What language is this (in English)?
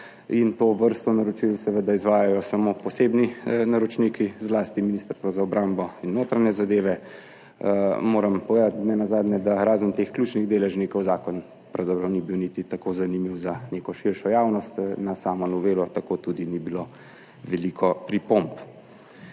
Slovenian